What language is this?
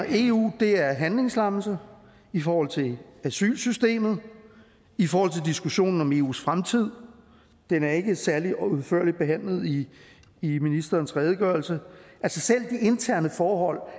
Danish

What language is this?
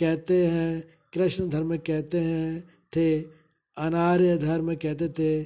Hindi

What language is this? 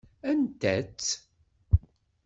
Kabyle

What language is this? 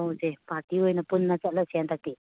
Manipuri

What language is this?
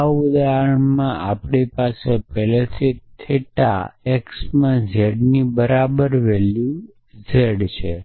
Gujarati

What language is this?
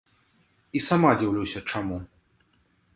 Belarusian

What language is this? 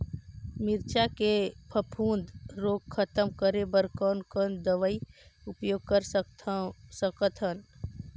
Chhattisgarhi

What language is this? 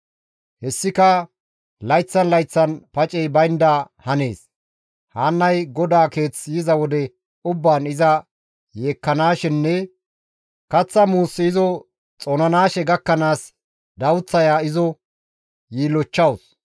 Gamo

